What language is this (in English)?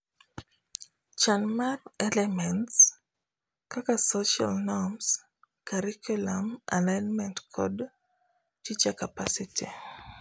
Luo (Kenya and Tanzania)